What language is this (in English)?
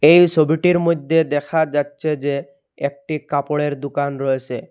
Bangla